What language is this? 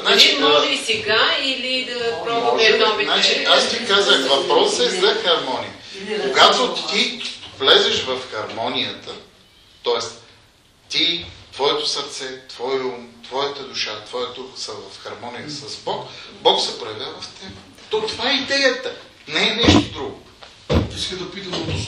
Bulgarian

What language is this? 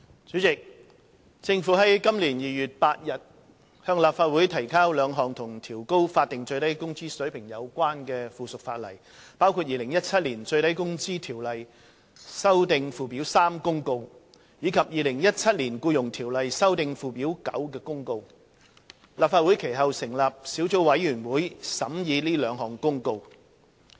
Cantonese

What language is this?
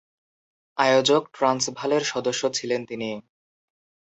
Bangla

